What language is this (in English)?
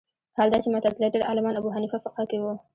Pashto